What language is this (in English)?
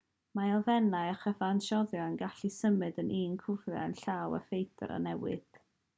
Welsh